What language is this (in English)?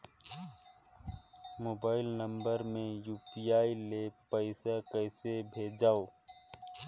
Chhattisgarhi